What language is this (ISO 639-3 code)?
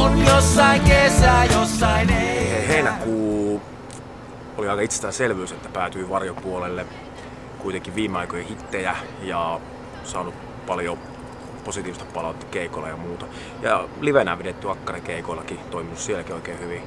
fin